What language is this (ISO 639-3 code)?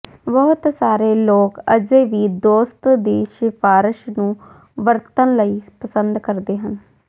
pan